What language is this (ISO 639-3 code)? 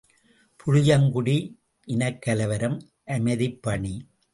tam